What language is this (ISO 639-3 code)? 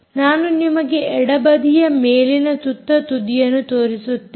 kan